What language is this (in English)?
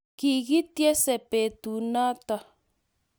Kalenjin